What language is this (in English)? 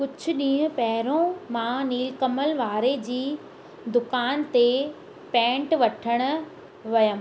Sindhi